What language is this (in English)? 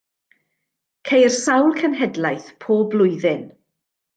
Welsh